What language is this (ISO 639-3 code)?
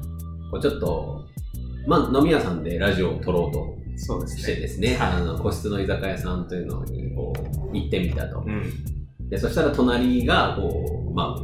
jpn